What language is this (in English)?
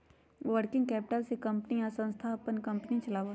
Magahi